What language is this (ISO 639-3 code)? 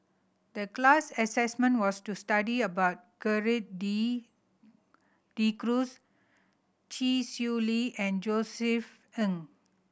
eng